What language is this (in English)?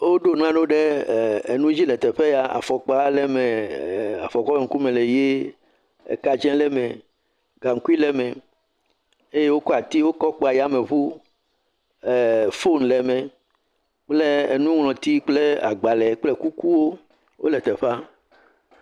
Ewe